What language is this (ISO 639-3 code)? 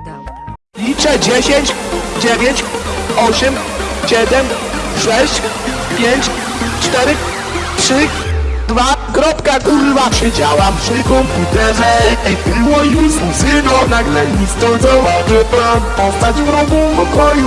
pol